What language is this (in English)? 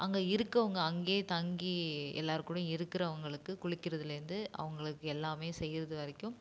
Tamil